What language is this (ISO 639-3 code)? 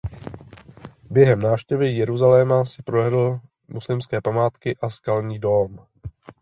ces